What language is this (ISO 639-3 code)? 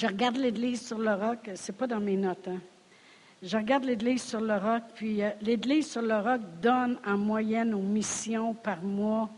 fra